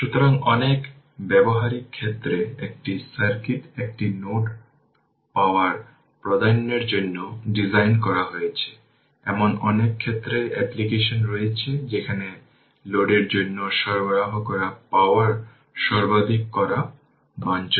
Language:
Bangla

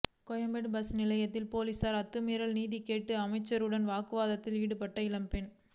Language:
Tamil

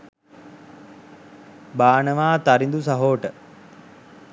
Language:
Sinhala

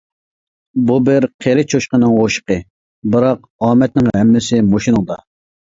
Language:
Uyghur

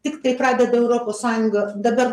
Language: Lithuanian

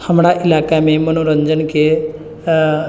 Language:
Maithili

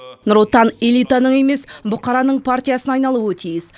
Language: Kazakh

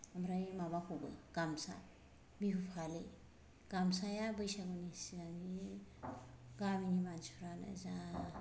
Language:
Bodo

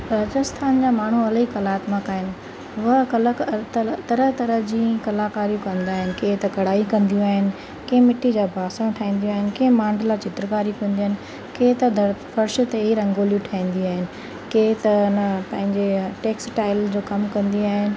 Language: Sindhi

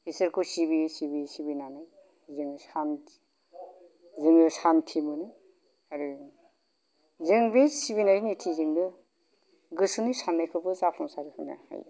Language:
Bodo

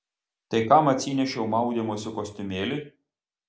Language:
Lithuanian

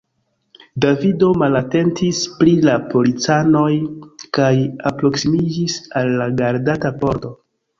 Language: Esperanto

